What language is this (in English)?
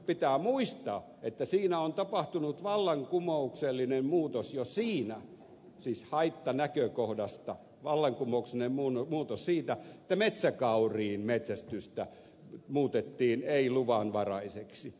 Finnish